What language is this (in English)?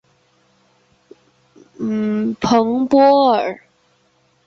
Chinese